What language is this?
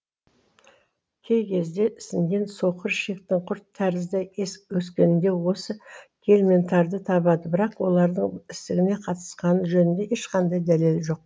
Kazakh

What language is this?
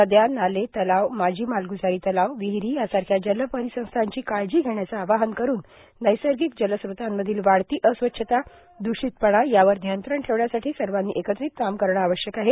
Marathi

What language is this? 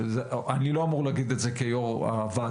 Hebrew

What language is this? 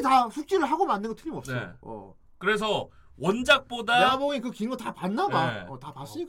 Korean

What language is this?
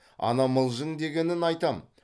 Kazakh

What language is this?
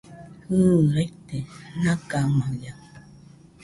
Nüpode Huitoto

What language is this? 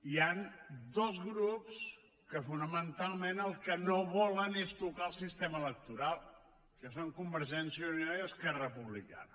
Catalan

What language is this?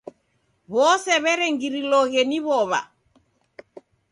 Taita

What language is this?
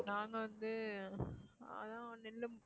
Tamil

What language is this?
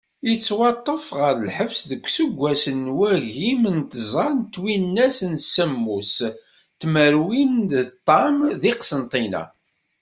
Kabyle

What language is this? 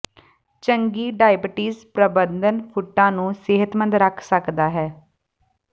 Punjabi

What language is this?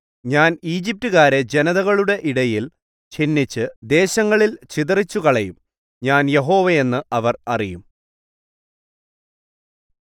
Malayalam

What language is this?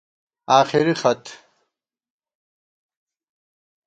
Gawar-Bati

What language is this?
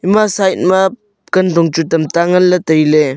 Wancho Naga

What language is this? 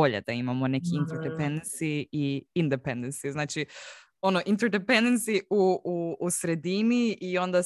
Croatian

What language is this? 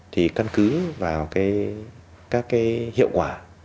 Vietnamese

